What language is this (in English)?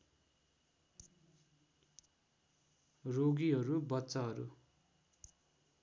Nepali